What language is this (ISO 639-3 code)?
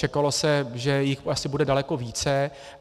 ces